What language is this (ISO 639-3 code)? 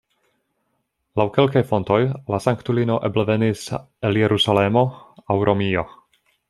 epo